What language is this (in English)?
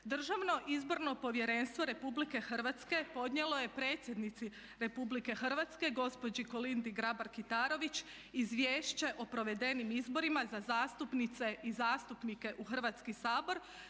Croatian